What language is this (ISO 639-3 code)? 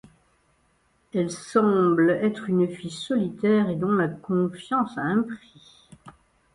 fra